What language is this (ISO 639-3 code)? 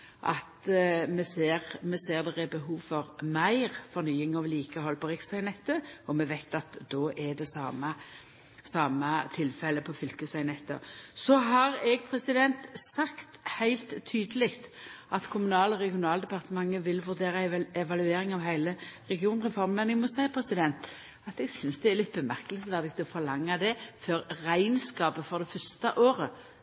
nno